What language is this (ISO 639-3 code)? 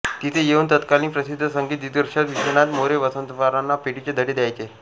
mar